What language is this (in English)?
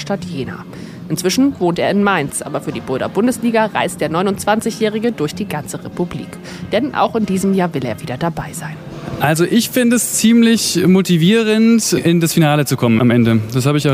German